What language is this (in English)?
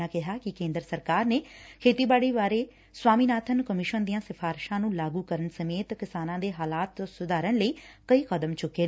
Punjabi